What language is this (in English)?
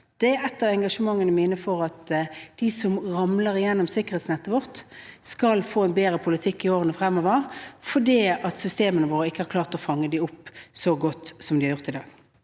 Norwegian